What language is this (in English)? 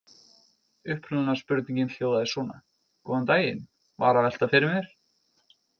Icelandic